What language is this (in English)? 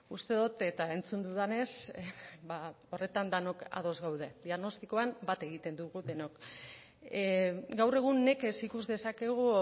Basque